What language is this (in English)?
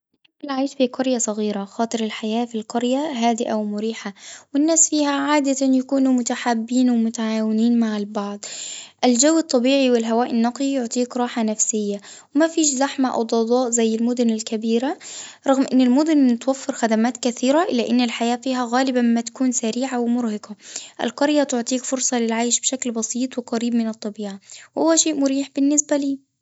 Tunisian Arabic